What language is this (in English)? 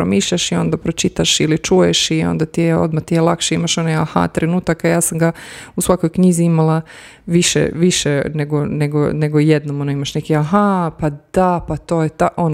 Croatian